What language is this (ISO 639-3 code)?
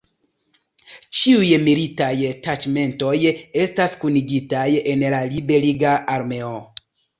epo